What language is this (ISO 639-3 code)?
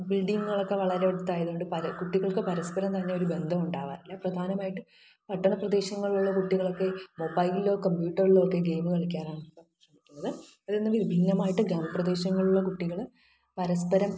mal